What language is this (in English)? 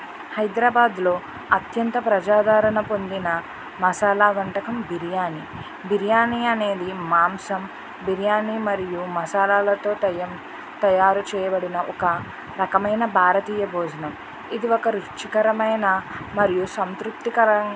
Telugu